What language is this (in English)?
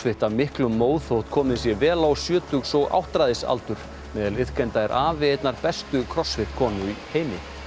Icelandic